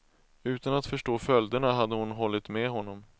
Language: Swedish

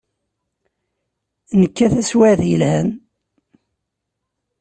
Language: Kabyle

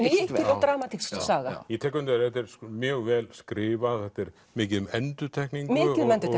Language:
Icelandic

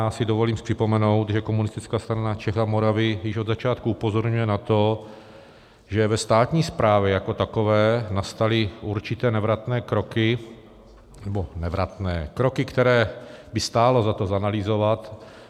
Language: Czech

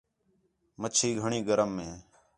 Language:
Khetrani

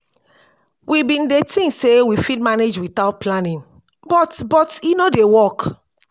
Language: Nigerian Pidgin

